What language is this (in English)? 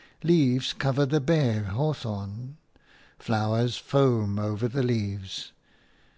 English